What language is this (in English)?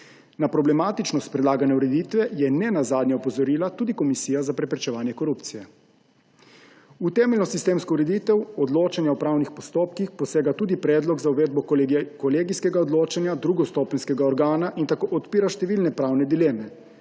Slovenian